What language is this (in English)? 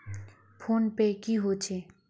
Magahi